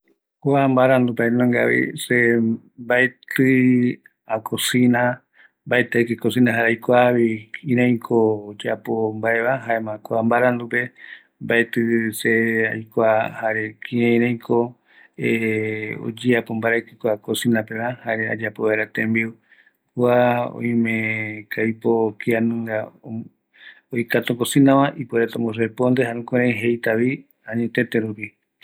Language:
Eastern Bolivian Guaraní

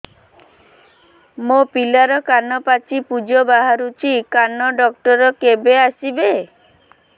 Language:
Odia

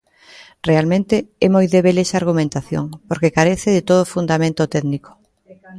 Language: Galician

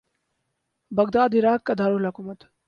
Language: Urdu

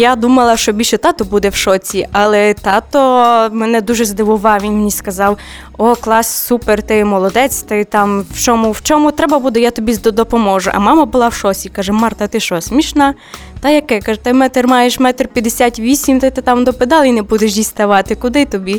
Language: Ukrainian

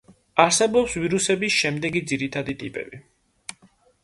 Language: Georgian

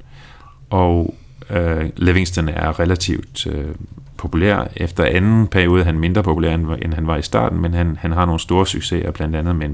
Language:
Danish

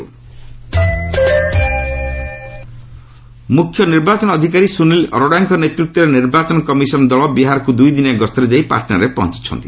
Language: Odia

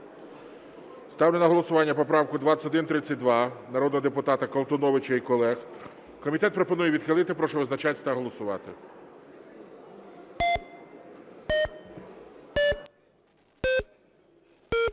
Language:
Ukrainian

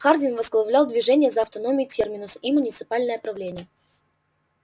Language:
Russian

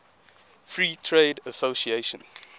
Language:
English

